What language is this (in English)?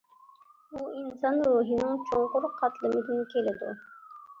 Uyghur